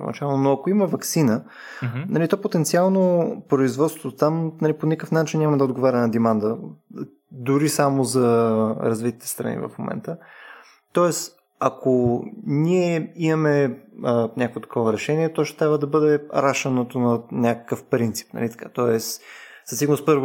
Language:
Bulgarian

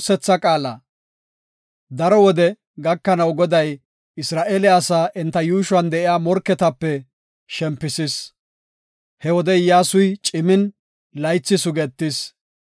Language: Gofa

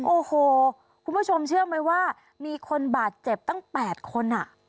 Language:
Thai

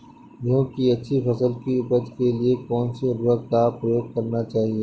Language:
Hindi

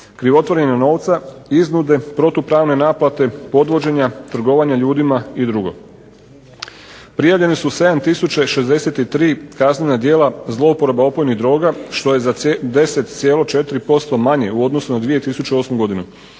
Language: Croatian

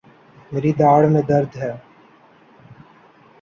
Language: Urdu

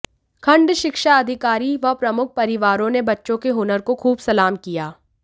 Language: Hindi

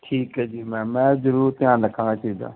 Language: Punjabi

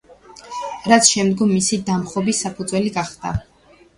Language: Georgian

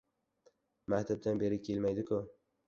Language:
Uzbek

